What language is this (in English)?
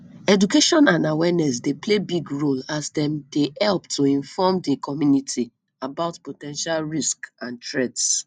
Nigerian Pidgin